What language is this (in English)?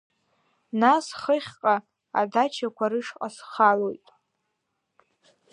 Abkhazian